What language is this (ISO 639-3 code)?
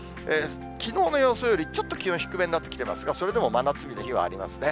jpn